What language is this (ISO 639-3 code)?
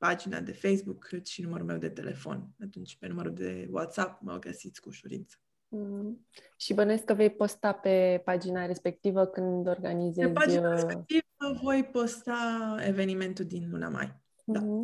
ron